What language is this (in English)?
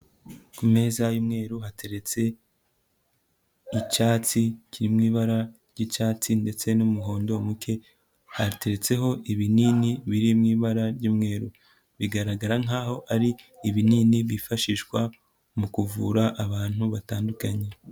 Kinyarwanda